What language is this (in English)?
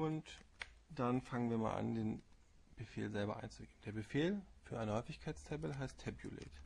German